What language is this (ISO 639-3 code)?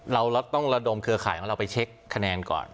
tha